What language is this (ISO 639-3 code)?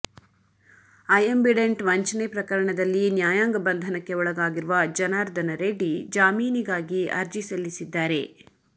kan